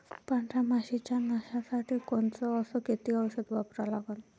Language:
Marathi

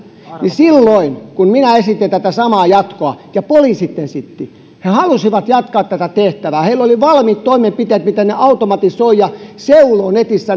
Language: Finnish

